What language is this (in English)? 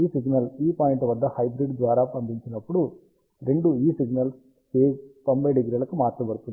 Telugu